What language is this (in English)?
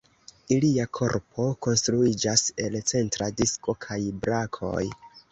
Esperanto